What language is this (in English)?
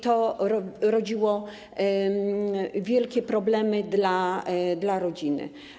Polish